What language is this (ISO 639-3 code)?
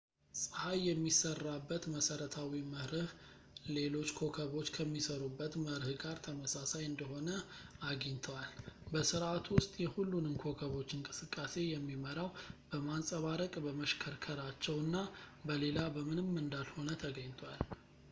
amh